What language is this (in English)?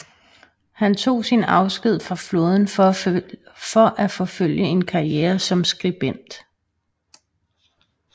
Danish